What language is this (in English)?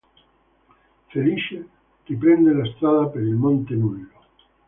Italian